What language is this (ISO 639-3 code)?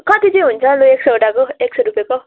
nep